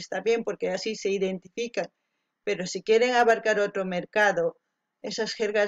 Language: Spanish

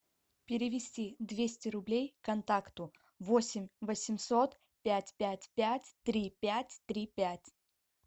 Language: Russian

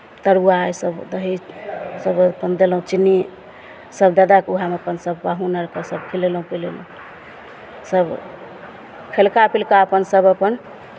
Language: Maithili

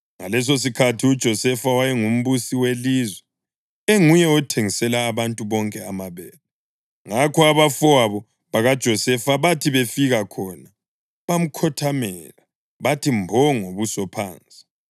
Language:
North Ndebele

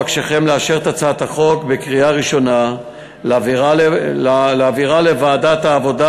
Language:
Hebrew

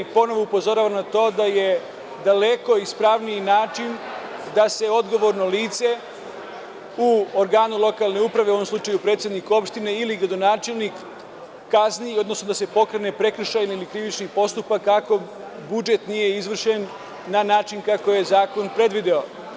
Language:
Serbian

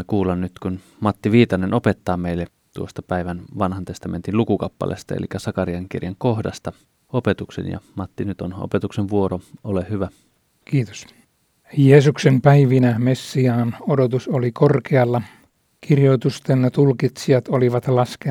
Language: Finnish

